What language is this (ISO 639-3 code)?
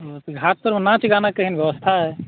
mai